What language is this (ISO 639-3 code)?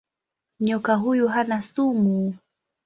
swa